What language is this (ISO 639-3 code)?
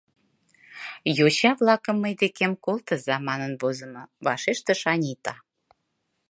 chm